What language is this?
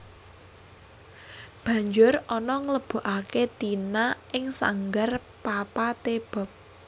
Javanese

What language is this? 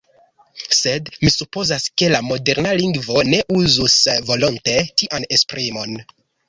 Esperanto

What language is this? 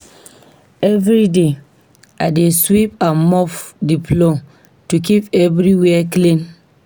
Nigerian Pidgin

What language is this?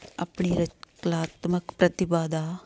Punjabi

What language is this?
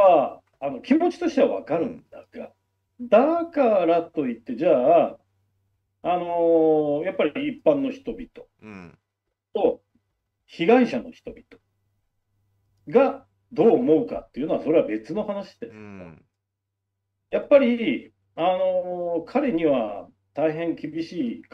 Japanese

